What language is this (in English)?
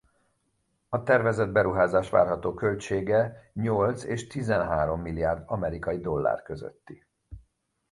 Hungarian